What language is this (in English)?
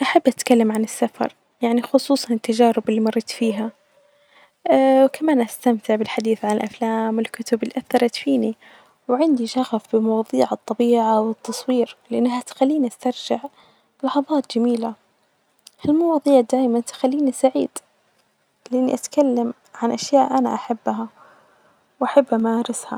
Najdi Arabic